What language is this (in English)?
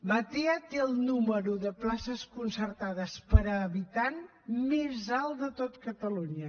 Catalan